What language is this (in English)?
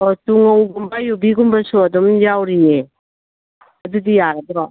Manipuri